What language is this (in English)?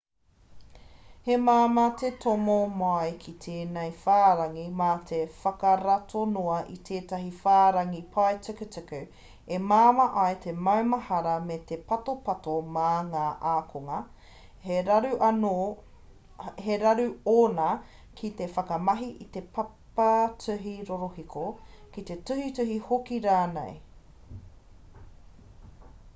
Māori